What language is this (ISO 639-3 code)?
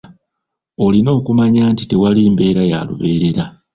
lug